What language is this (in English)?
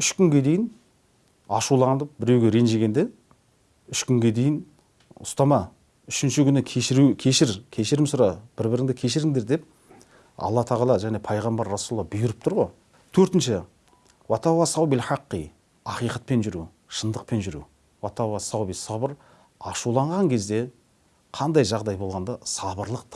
Turkish